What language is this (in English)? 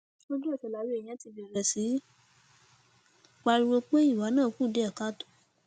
Yoruba